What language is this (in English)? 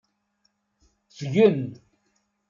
Kabyle